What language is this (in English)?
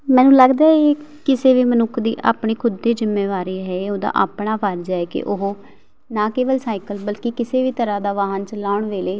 Punjabi